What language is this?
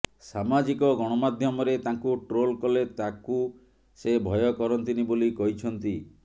Odia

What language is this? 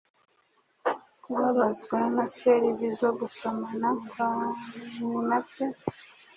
Kinyarwanda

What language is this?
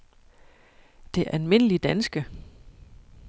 Danish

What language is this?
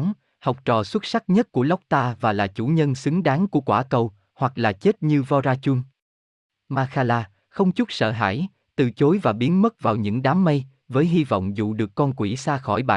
Vietnamese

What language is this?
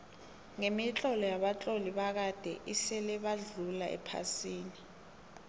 South Ndebele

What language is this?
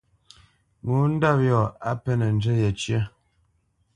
Bamenyam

